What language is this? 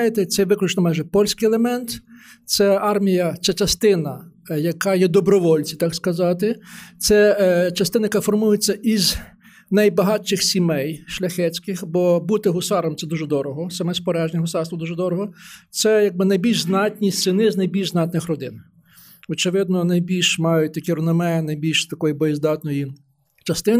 Ukrainian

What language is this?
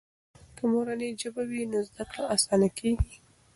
Pashto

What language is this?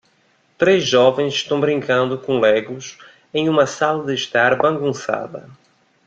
Portuguese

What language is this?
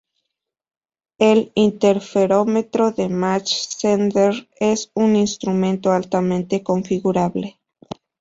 Spanish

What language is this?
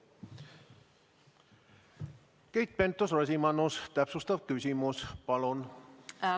Estonian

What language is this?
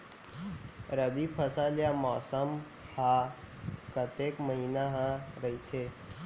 Chhattisgarhi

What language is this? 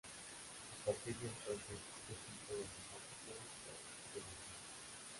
Spanish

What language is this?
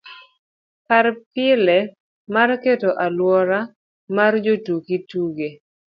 Luo (Kenya and Tanzania)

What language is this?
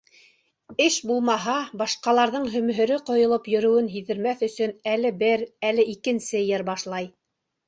Bashkir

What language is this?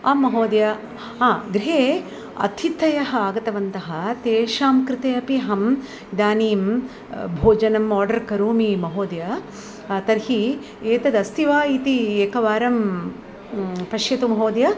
Sanskrit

